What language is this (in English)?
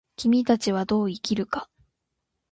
Japanese